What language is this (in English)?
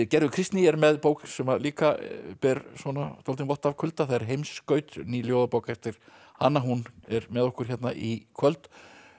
Icelandic